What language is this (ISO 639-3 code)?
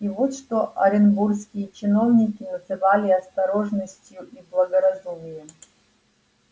rus